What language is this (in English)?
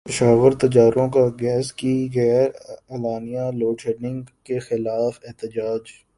Urdu